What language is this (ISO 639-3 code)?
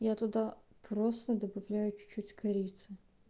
rus